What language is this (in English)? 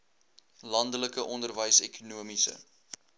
Afrikaans